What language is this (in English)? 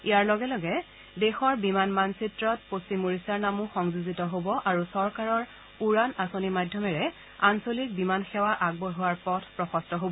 Assamese